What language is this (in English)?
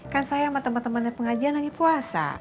Indonesian